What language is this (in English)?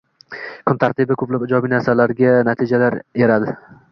Uzbek